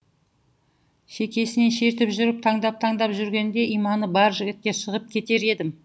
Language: Kazakh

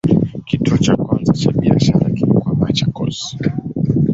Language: Swahili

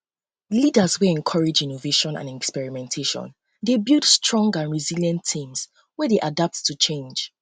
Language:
Nigerian Pidgin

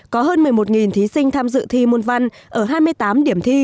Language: Vietnamese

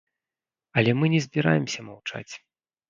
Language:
Belarusian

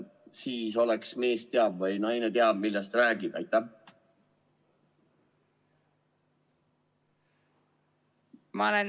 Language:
Estonian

